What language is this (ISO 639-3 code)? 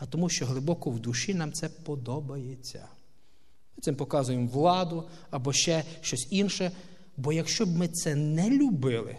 rus